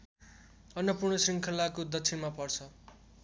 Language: Nepali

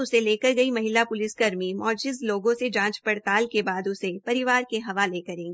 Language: Hindi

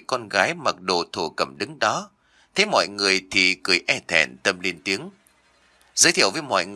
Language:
Vietnamese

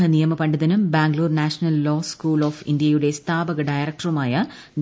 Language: Malayalam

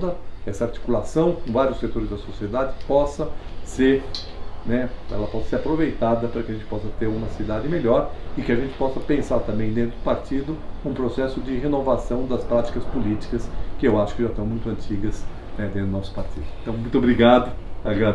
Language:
Portuguese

